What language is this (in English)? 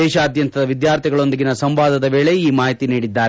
Kannada